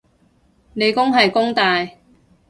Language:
Cantonese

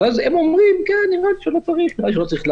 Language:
Hebrew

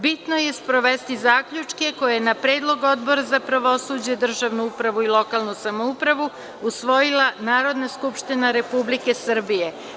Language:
Serbian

